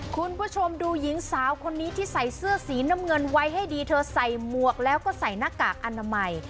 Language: Thai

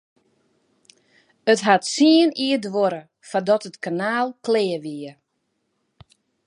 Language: Western Frisian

